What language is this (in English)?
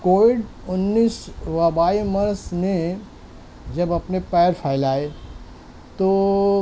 Urdu